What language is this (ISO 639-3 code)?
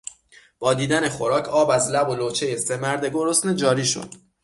fas